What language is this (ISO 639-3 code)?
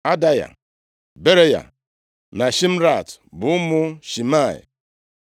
ibo